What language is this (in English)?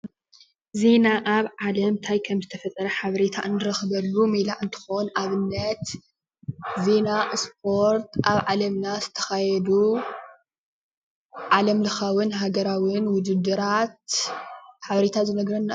Tigrinya